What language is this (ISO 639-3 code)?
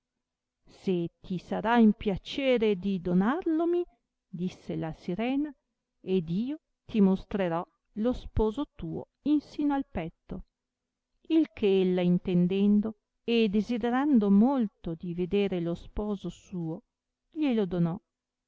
ita